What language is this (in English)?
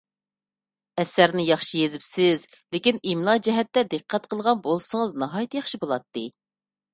Uyghur